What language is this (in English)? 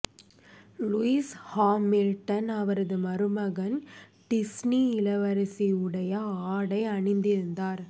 Tamil